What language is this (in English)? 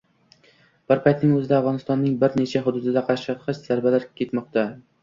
Uzbek